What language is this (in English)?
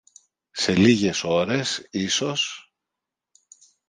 Greek